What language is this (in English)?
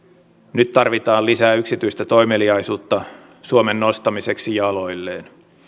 Finnish